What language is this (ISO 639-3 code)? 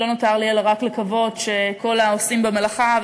heb